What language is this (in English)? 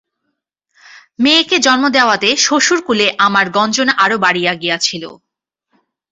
Bangla